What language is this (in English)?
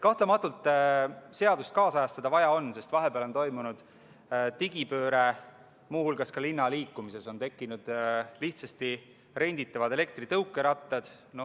Estonian